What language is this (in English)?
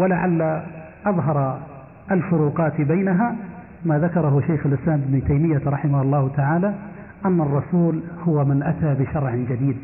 Arabic